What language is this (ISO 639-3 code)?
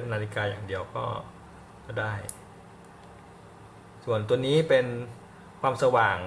tha